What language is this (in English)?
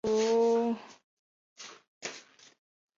Chinese